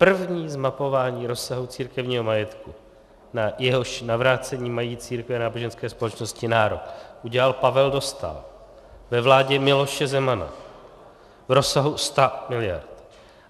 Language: Czech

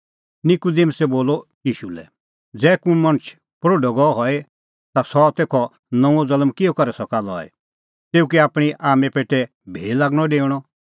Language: Kullu Pahari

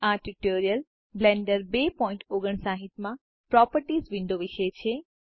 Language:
Gujarati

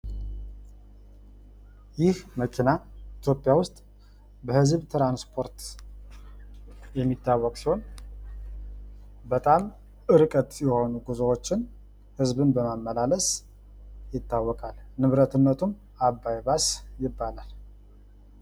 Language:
Amharic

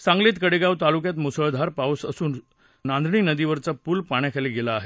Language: Marathi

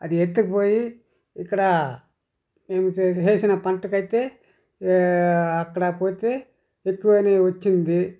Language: Telugu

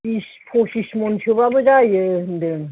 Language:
Bodo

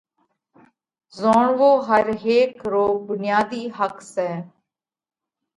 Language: Parkari Koli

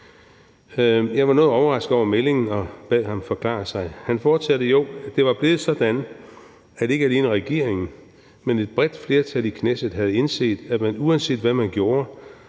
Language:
Danish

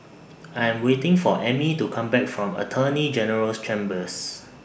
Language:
English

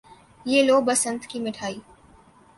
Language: Urdu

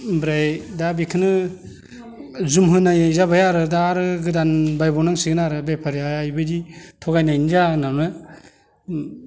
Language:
Bodo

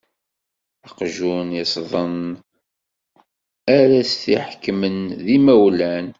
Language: Kabyle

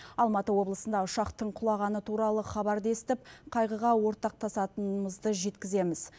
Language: Kazakh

